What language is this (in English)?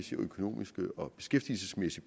Danish